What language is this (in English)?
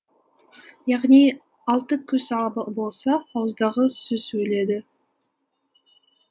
Kazakh